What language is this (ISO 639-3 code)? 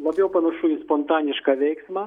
lit